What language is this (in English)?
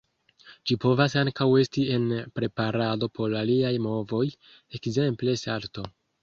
Esperanto